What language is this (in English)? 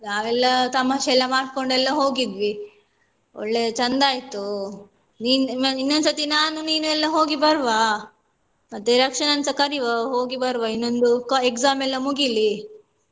Kannada